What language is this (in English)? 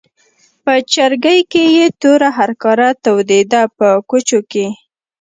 Pashto